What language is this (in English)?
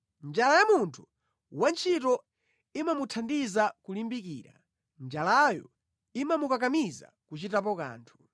Nyanja